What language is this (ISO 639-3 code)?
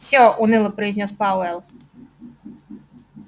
rus